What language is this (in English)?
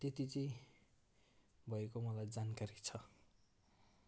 Nepali